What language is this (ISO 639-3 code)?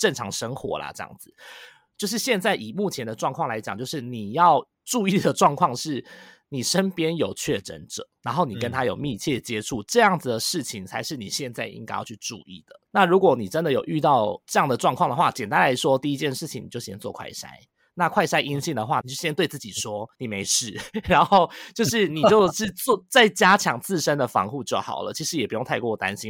zho